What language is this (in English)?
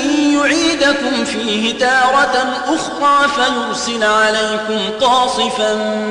Arabic